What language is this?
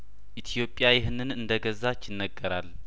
Amharic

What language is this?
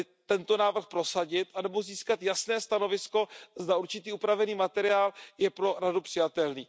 Czech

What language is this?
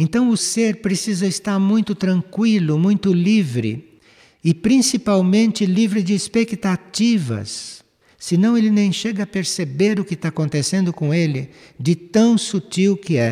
Portuguese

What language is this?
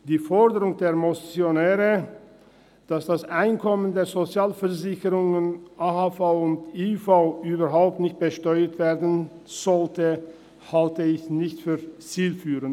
Swiss German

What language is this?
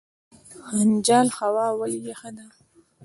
Pashto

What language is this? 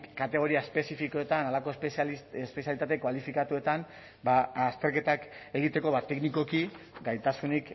Basque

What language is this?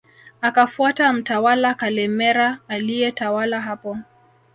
Swahili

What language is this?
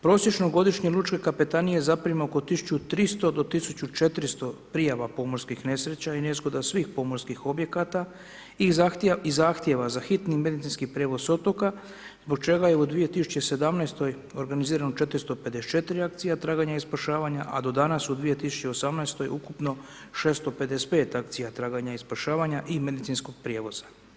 Croatian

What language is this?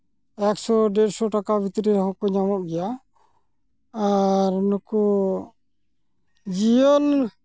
Santali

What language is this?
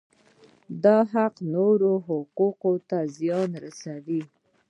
Pashto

